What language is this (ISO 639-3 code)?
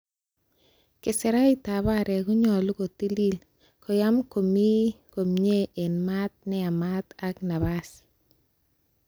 kln